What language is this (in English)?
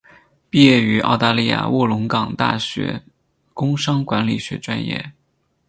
Chinese